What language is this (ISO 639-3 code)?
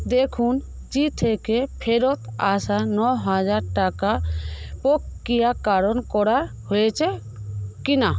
ben